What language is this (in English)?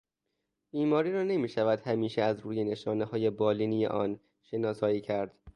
Persian